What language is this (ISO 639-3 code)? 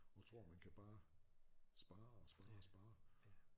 dan